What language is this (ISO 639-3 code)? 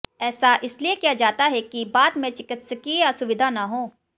hin